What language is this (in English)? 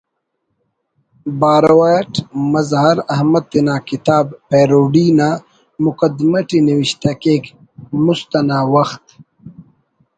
Brahui